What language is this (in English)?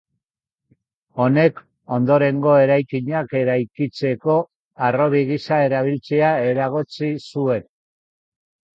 Basque